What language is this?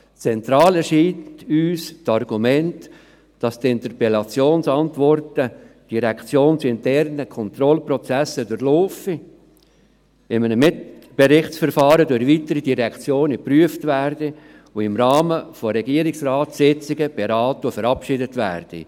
Swiss German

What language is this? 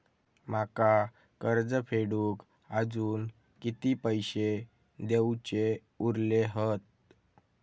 Marathi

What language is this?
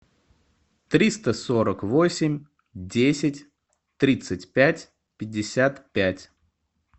Russian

